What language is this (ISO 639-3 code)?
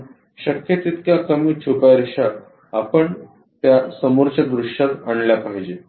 mar